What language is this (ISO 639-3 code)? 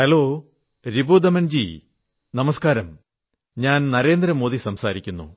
mal